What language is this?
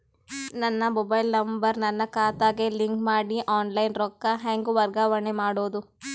Kannada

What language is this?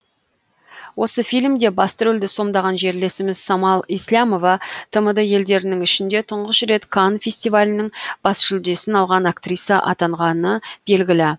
Kazakh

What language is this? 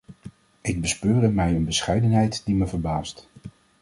Dutch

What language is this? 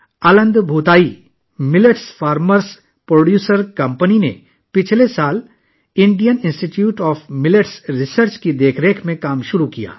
Urdu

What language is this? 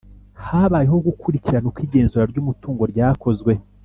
Kinyarwanda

